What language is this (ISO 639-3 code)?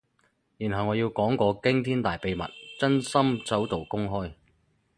yue